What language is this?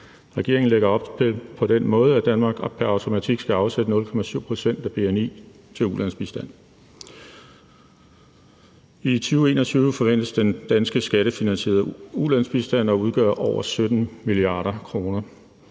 Danish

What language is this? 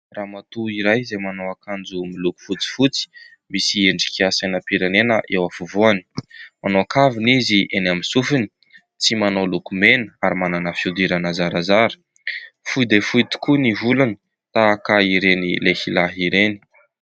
Malagasy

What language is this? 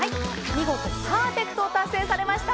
Japanese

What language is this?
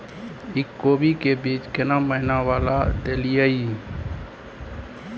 Maithili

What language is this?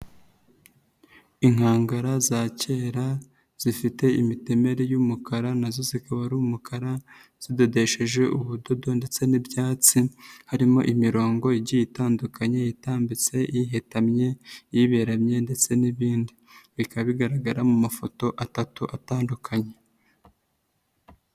Kinyarwanda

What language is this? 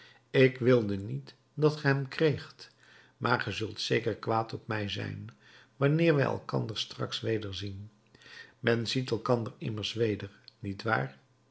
Dutch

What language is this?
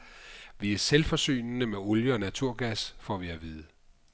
Danish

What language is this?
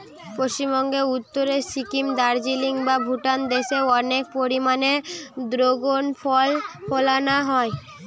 Bangla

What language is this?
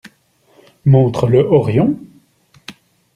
French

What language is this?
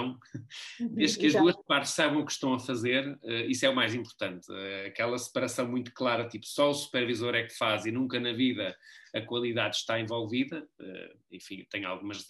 Portuguese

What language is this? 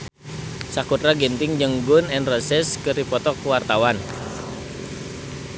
Sundanese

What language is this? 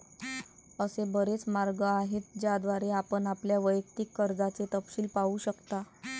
Marathi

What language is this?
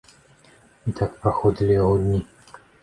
Belarusian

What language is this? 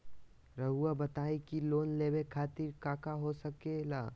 Magahi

